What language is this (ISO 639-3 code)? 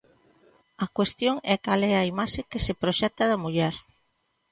glg